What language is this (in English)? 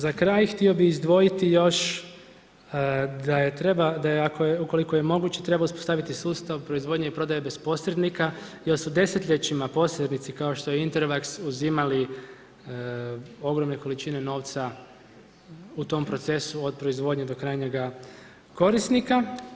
Croatian